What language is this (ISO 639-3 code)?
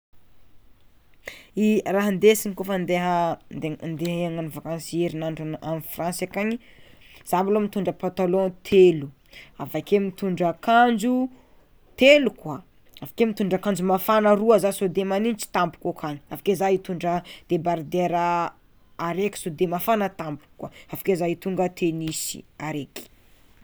xmw